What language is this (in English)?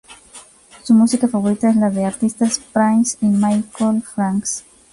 Spanish